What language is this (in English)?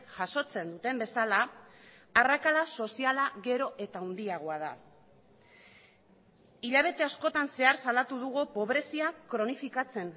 Basque